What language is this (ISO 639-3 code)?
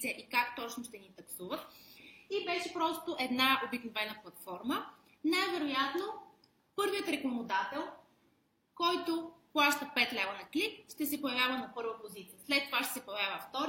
bul